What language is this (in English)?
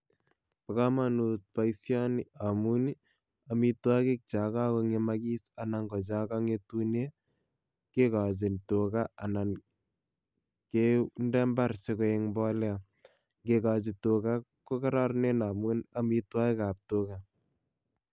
Kalenjin